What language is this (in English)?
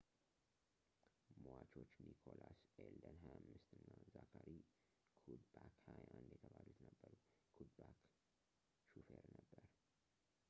Amharic